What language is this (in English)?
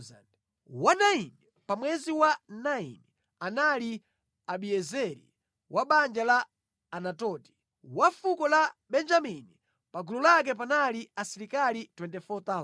Nyanja